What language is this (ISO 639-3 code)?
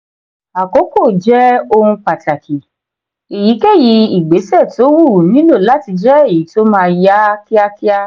yor